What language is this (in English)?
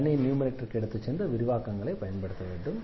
Tamil